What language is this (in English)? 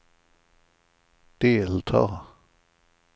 Swedish